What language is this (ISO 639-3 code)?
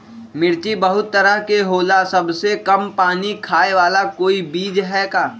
mag